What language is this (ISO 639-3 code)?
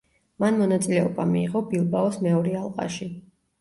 kat